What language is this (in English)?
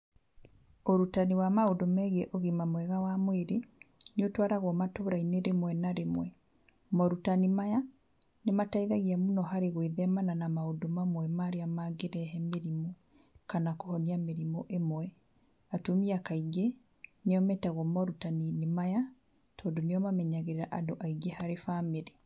Kikuyu